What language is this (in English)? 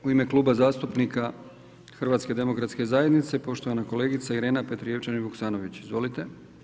Croatian